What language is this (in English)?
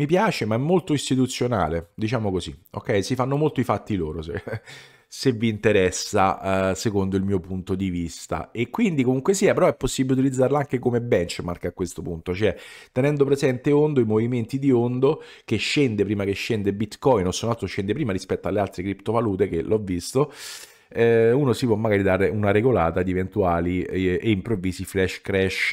Italian